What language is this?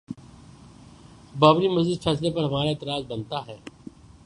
Urdu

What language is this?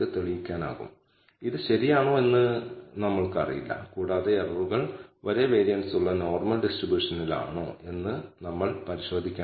Malayalam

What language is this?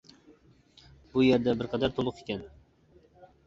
Uyghur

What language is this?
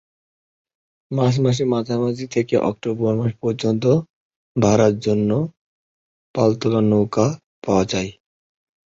Bangla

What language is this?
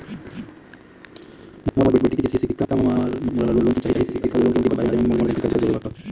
Chhattisgarhi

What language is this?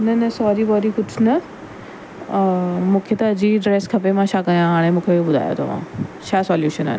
Sindhi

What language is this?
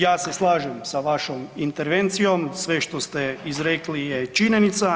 Croatian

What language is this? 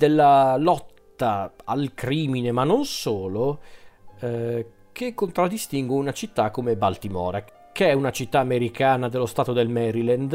Italian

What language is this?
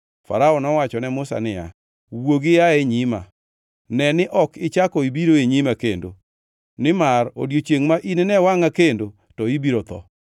Luo (Kenya and Tanzania)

